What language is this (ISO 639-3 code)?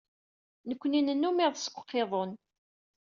kab